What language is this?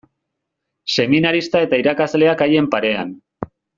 Basque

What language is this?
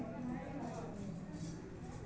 Magahi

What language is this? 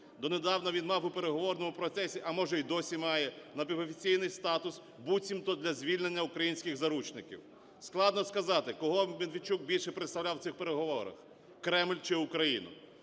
Ukrainian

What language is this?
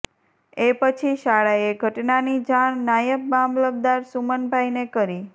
Gujarati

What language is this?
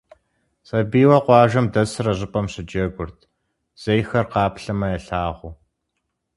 Kabardian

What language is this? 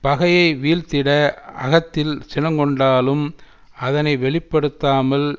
Tamil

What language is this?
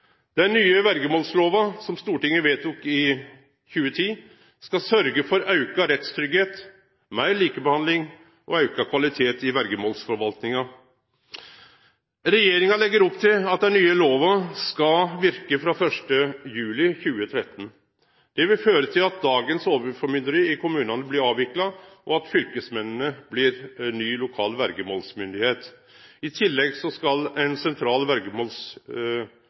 Norwegian Nynorsk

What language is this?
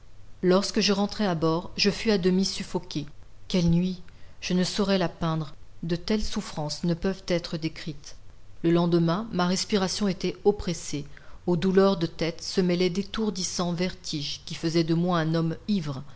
French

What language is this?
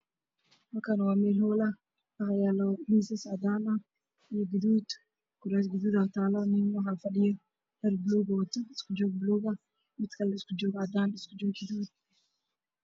Somali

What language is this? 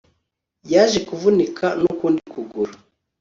Kinyarwanda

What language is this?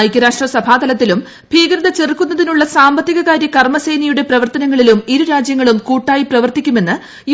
Malayalam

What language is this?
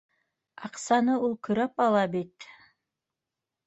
Bashkir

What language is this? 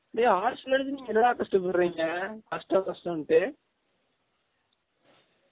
Tamil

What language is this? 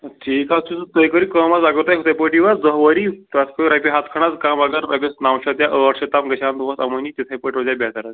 Kashmiri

